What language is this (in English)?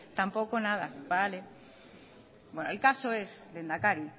Spanish